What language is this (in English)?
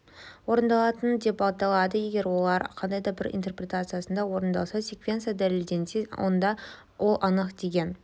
Kazakh